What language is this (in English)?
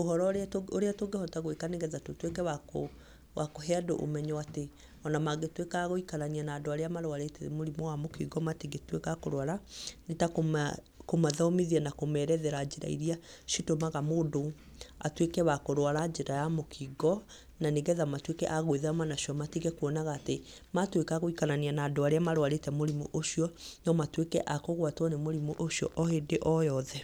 Kikuyu